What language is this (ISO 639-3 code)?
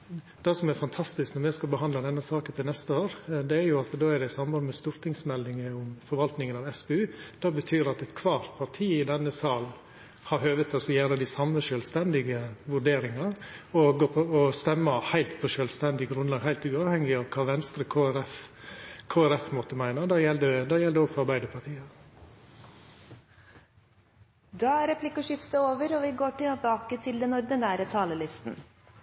nno